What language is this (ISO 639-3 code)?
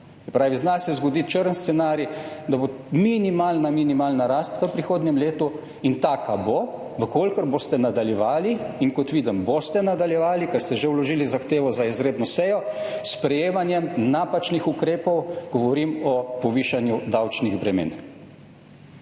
slv